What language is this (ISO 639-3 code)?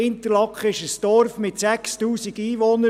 gsw